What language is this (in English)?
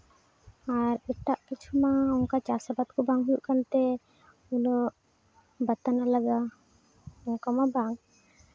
Santali